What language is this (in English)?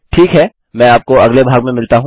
Hindi